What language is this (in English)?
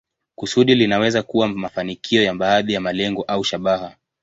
Swahili